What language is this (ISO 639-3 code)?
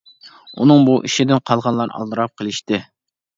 uig